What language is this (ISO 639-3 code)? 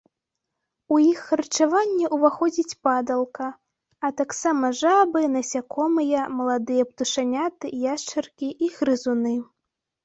bel